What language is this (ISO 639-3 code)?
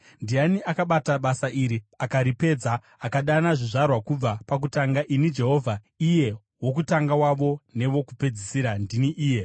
sna